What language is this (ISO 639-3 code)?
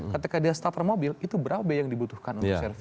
ind